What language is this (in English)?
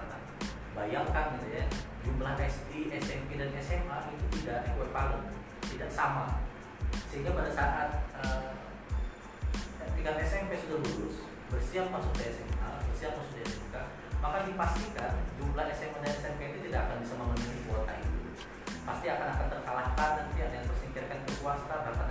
Indonesian